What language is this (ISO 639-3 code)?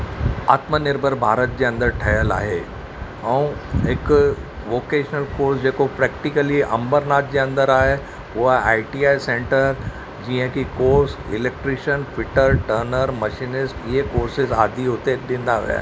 snd